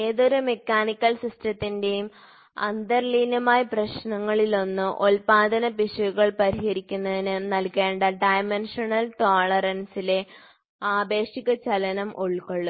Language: Malayalam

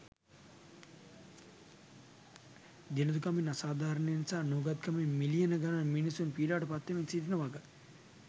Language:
Sinhala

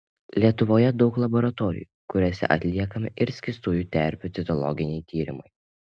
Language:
Lithuanian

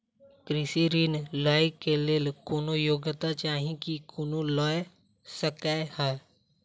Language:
Maithili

